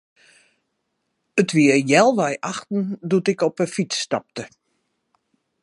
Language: Western Frisian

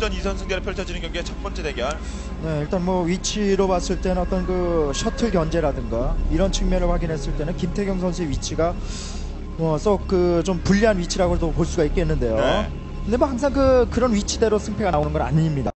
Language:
Korean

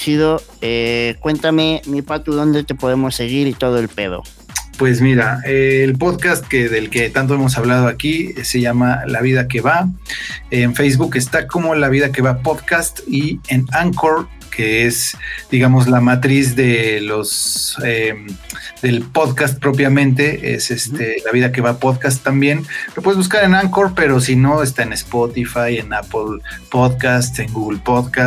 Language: Spanish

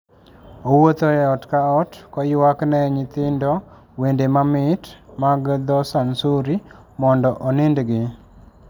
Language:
Luo (Kenya and Tanzania)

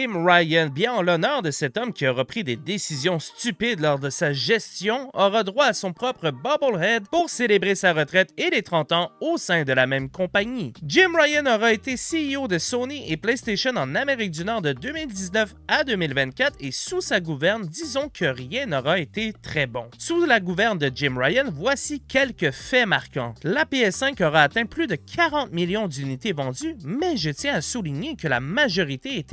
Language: French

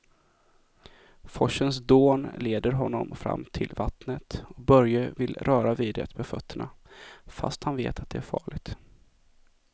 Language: Swedish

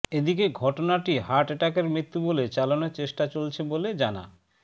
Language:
Bangla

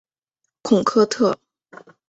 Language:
Chinese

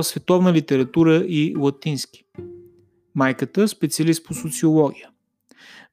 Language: Bulgarian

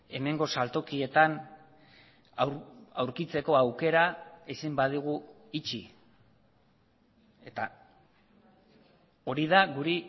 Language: Basque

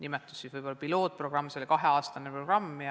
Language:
Estonian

